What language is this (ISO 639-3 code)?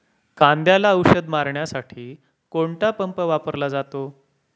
mar